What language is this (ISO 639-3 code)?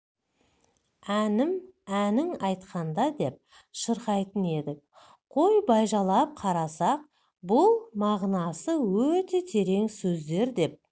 kaz